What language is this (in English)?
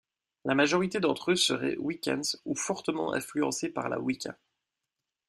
French